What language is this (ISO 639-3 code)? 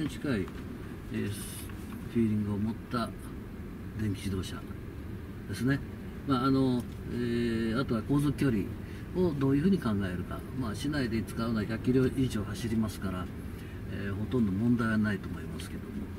jpn